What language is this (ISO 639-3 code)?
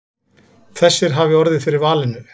isl